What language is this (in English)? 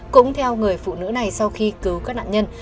Vietnamese